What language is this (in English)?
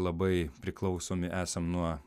Lithuanian